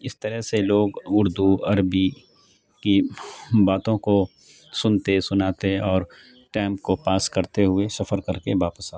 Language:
Urdu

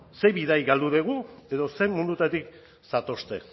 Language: Basque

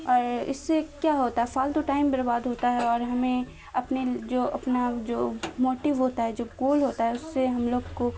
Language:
Urdu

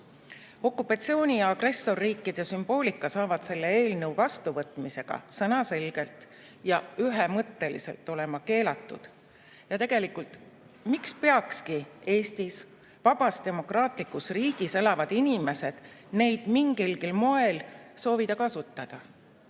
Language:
Estonian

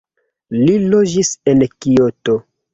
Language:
Esperanto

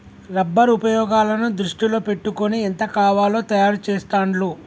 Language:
Telugu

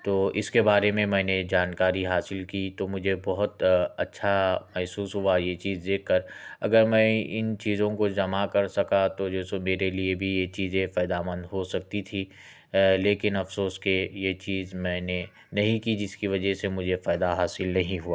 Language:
Urdu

